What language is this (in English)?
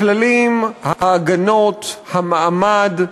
Hebrew